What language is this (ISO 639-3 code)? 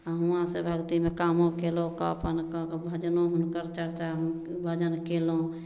mai